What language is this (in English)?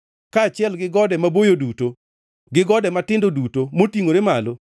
Luo (Kenya and Tanzania)